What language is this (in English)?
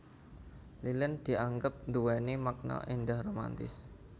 Javanese